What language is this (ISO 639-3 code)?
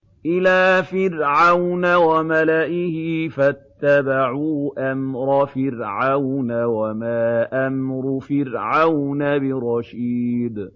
ara